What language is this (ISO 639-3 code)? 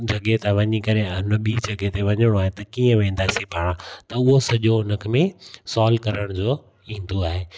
snd